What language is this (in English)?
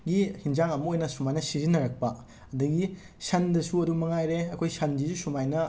Manipuri